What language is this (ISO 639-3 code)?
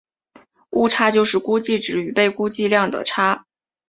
zho